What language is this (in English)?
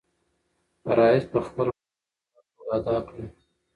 Pashto